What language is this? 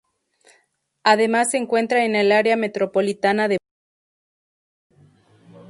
Spanish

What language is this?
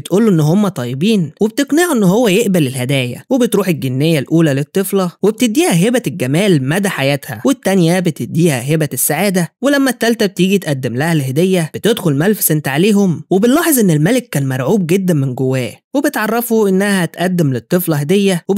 Arabic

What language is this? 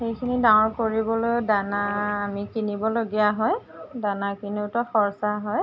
Assamese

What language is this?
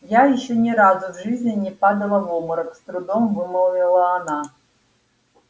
Russian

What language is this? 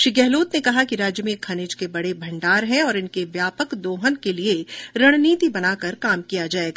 Hindi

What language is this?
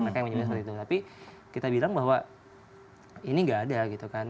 Indonesian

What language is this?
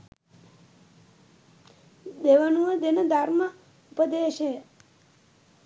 Sinhala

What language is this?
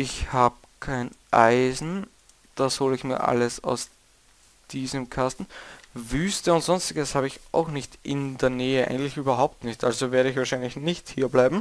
German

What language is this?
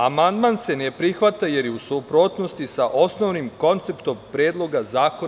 Serbian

